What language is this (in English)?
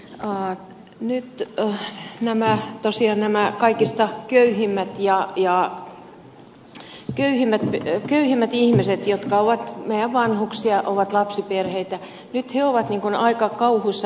Finnish